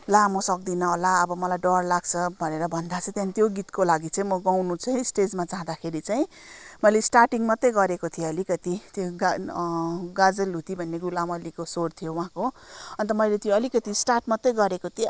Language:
Nepali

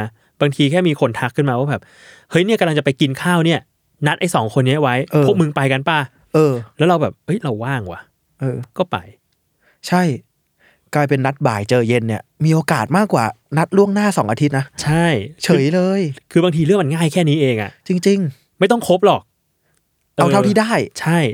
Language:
Thai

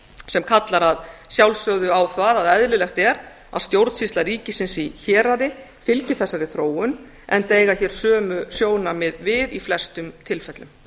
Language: Icelandic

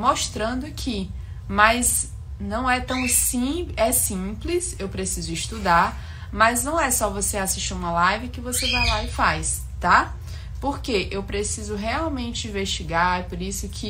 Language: Portuguese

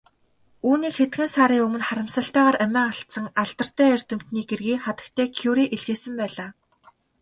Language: Mongolian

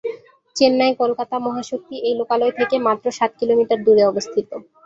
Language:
Bangla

